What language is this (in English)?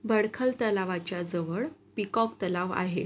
Marathi